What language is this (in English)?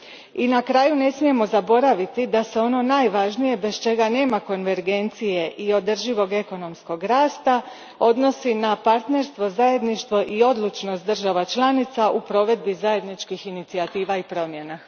Croatian